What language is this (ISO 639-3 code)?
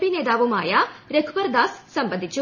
mal